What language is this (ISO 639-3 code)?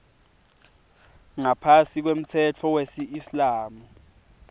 ssw